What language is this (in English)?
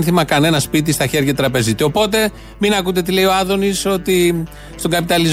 Greek